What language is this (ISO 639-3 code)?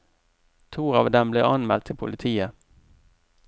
nor